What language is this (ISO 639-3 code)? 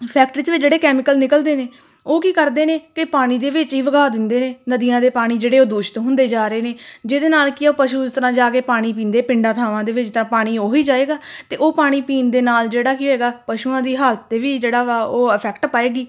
pan